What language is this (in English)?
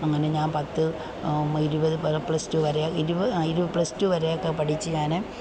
Malayalam